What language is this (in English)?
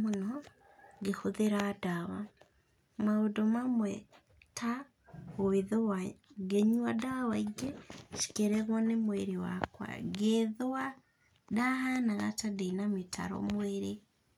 Kikuyu